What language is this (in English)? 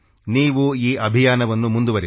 Kannada